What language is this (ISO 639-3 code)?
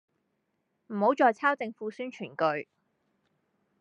yue